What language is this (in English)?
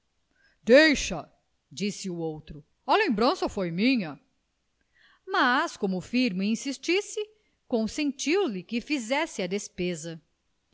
Portuguese